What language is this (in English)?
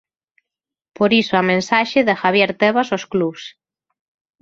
Galician